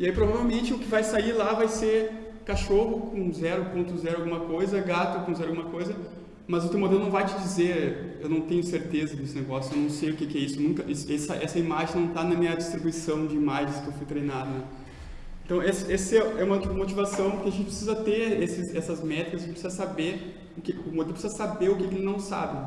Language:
Portuguese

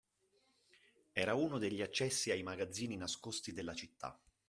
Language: Italian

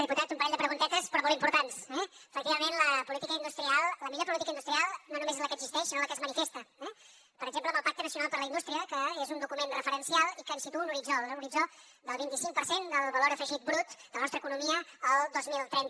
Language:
Catalan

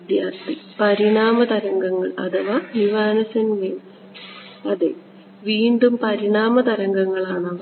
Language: Malayalam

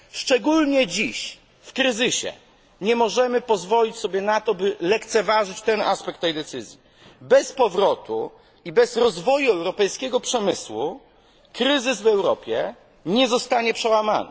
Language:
Polish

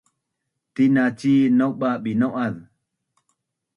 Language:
Bunun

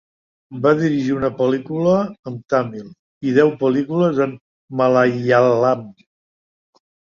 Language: Catalan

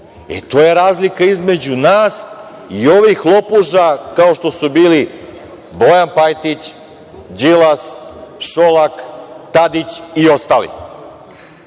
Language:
Serbian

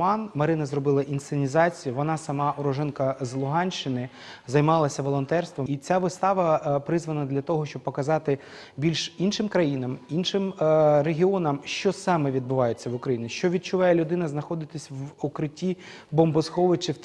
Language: Ukrainian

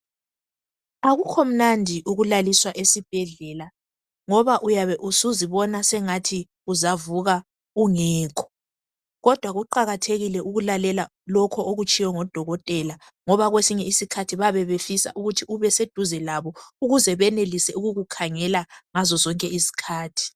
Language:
North Ndebele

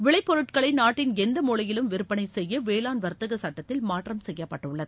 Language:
Tamil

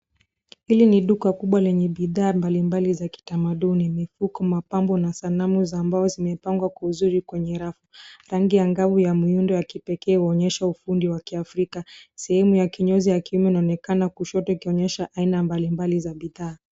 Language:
Swahili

